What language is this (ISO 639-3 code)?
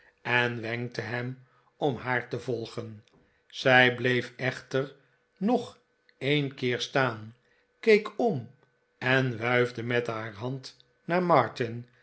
nld